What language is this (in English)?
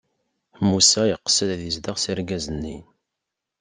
Kabyle